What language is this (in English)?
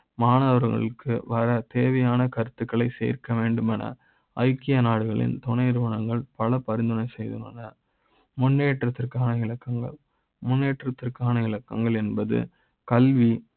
Tamil